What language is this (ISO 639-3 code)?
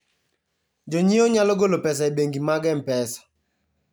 luo